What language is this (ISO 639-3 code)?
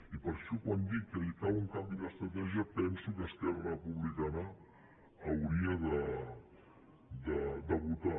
cat